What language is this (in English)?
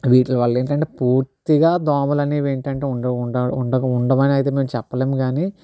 Telugu